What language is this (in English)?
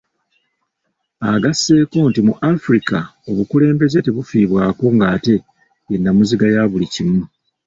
Ganda